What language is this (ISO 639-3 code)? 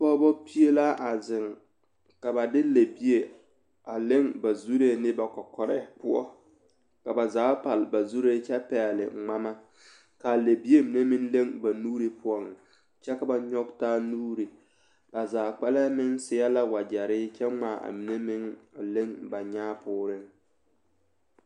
dga